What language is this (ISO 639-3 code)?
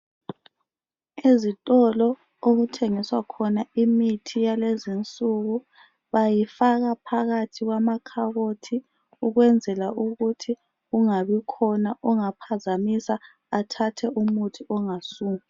nde